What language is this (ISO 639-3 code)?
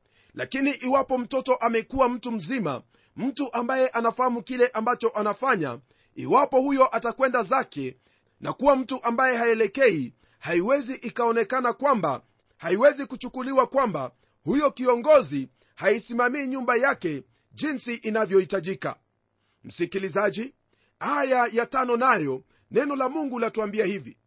swa